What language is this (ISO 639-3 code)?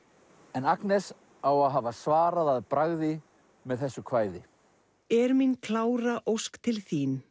isl